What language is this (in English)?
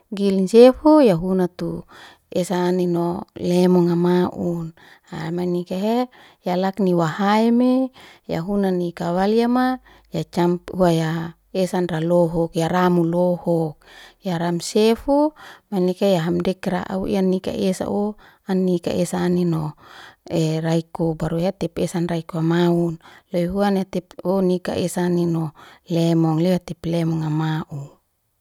Liana-Seti